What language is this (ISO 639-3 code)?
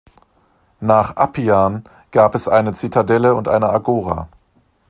deu